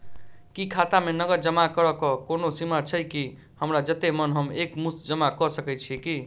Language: Maithili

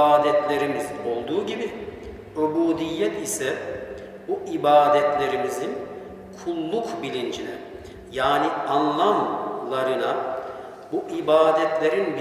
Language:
Turkish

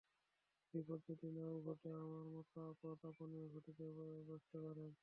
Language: Bangla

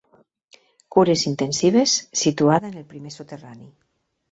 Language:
Catalan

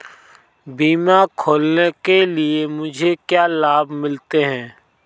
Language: Hindi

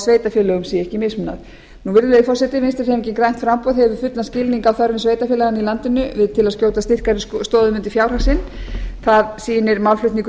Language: Icelandic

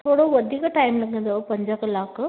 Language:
Sindhi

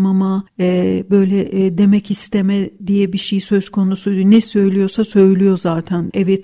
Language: Turkish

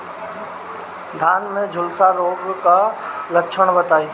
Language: Bhojpuri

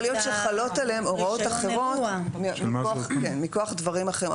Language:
Hebrew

